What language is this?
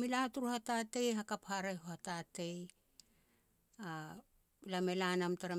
Petats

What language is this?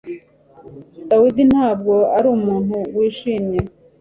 Kinyarwanda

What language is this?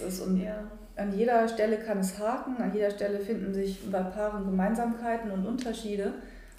German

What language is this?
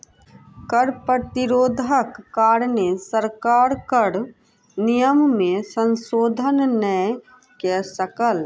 Maithili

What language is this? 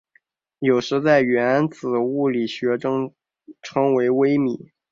Chinese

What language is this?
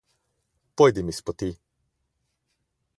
Slovenian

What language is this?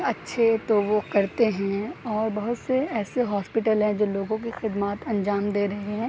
Urdu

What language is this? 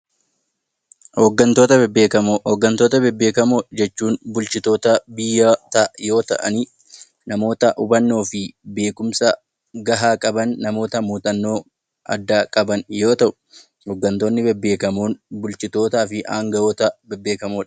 Oromo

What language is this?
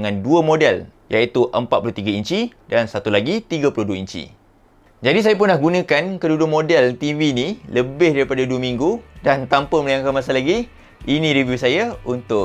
Malay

